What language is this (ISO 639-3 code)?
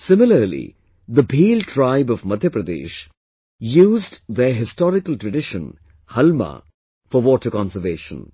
eng